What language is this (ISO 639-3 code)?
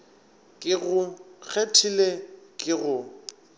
nso